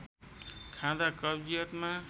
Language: Nepali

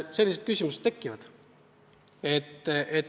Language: Estonian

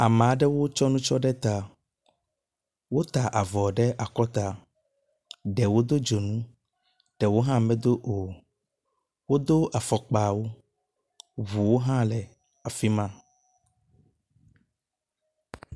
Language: Ewe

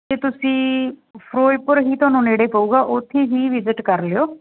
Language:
Punjabi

